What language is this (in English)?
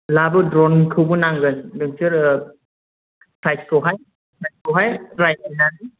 Bodo